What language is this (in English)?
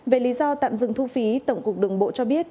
Vietnamese